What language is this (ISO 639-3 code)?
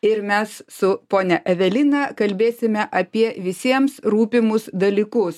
lit